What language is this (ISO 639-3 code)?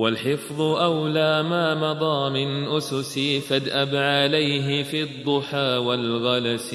ara